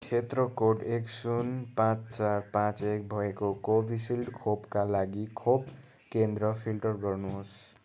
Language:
Nepali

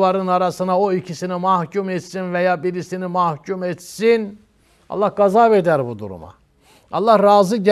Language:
Turkish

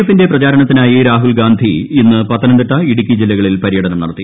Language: Malayalam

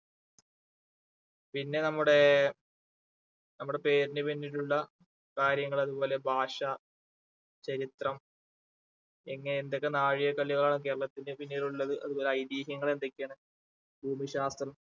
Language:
Malayalam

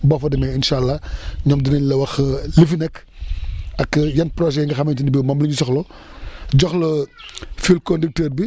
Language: Wolof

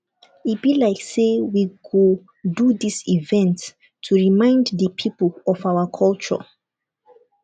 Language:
Nigerian Pidgin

